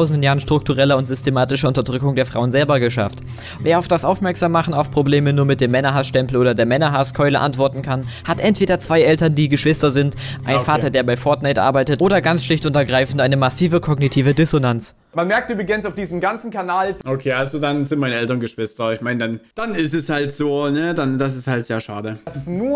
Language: German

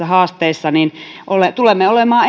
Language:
Finnish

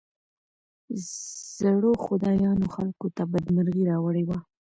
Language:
Pashto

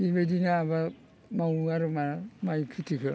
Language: Bodo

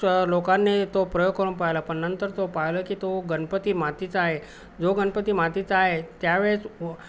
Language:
Marathi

